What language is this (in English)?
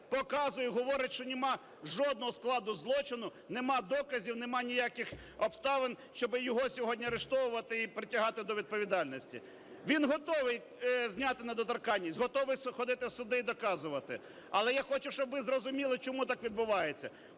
Ukrainian